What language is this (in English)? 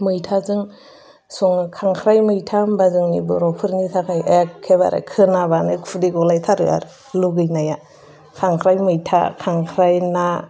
Bodo